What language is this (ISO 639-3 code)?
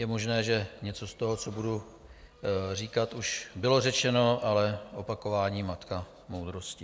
ces